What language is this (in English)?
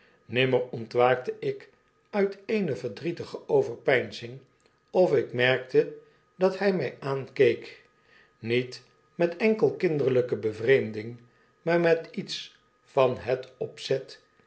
Dutch